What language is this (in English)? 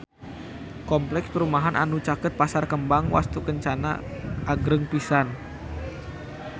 Sundanese